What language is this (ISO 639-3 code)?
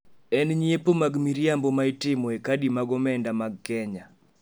luo